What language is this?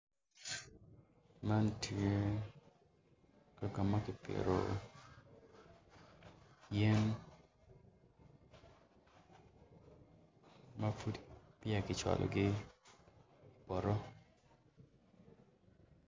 Acoli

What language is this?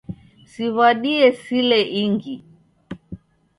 Taita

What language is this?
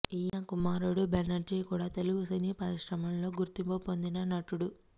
Telugu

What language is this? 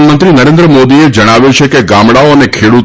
Gujarati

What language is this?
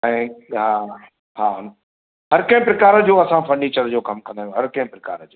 Sindhi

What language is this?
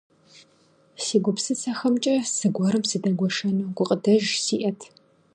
Kabardian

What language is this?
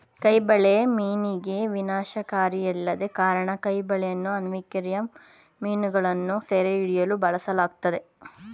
Kannada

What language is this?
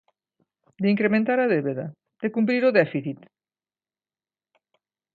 Galician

